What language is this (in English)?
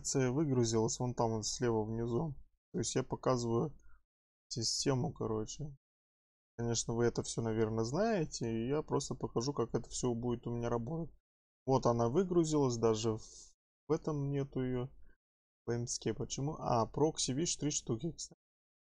Russian